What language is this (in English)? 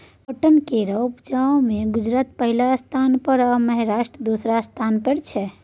Maithili